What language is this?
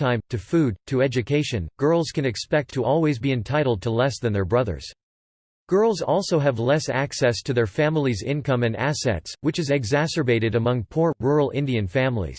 English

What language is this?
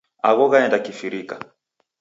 Taita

